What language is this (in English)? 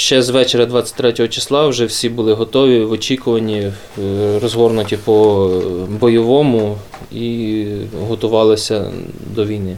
Ukrainian